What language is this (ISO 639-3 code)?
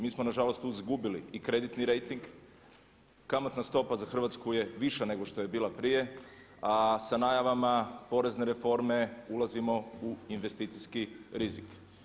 hrv